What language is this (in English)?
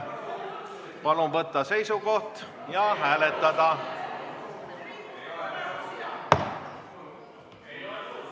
Estonian